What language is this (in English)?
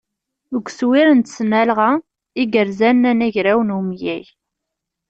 Kabyle